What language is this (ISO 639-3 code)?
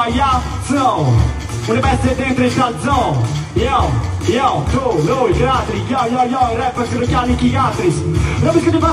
ita